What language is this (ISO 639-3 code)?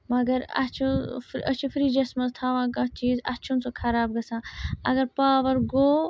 kas